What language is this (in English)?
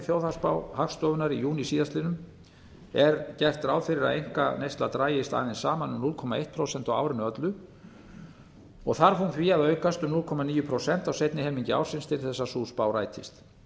Icelandic